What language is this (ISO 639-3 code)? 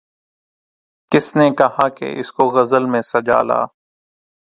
urd